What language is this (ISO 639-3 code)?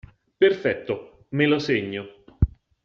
ita